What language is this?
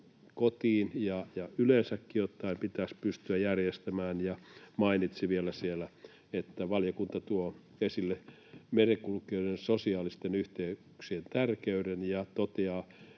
Finnish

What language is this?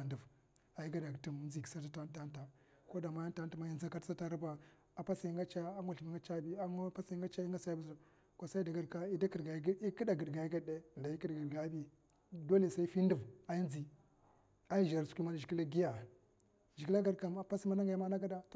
Mafa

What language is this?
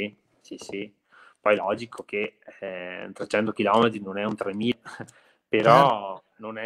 Italian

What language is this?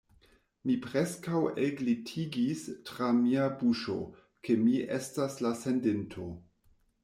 Esperanto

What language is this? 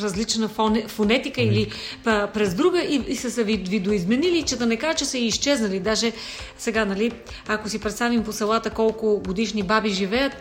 Bulgarian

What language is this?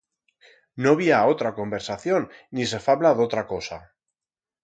Aragonese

